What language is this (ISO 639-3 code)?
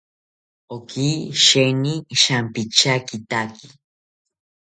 cpy